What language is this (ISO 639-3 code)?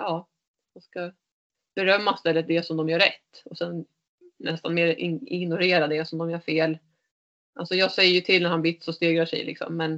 swe